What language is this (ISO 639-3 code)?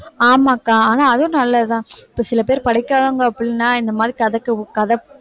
tam